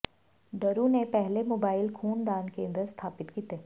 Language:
Punjabi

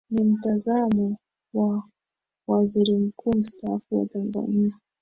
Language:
Swahili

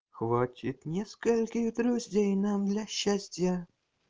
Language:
Russian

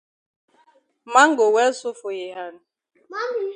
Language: Cameroon Pidgin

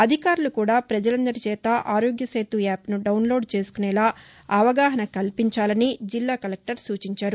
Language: Telugu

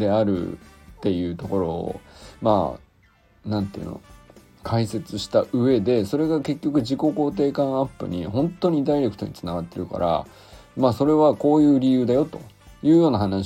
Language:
Japanese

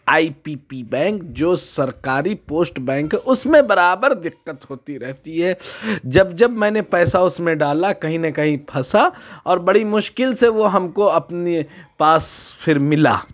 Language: Urdu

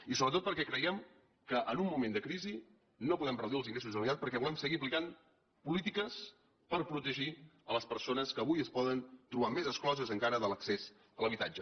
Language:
Catalan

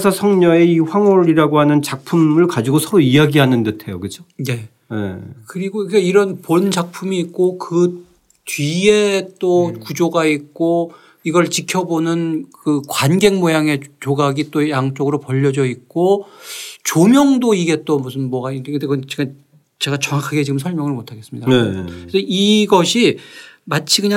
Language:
Korean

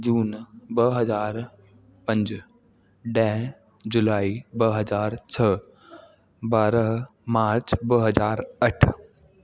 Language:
Sindhi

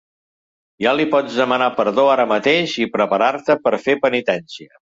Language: Catalan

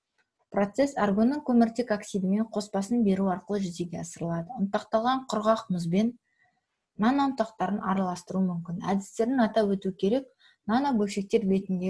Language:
Russian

